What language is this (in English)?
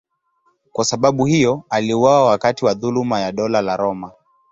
Swahili